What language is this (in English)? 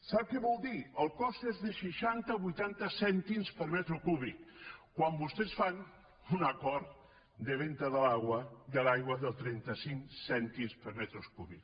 Catalan